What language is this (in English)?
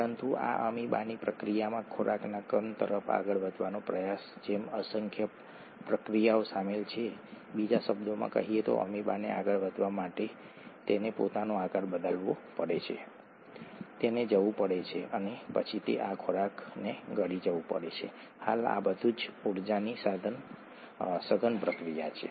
Gujarati